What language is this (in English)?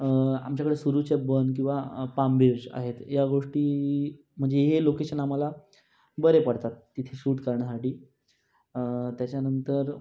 Marathi